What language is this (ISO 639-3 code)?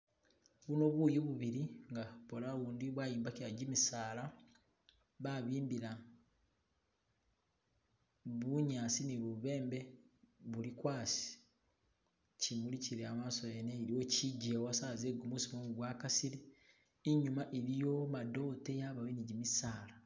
myx